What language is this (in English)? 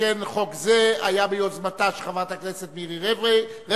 Hebrew